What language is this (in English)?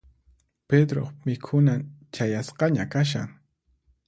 Puno Quechua